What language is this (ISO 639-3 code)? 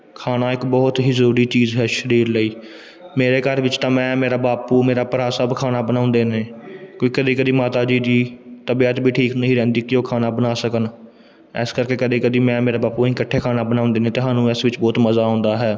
pan